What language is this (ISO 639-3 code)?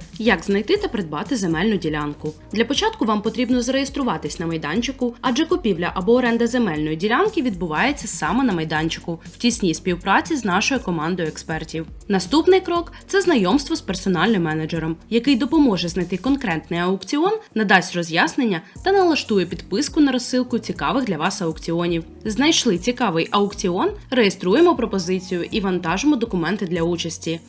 ukr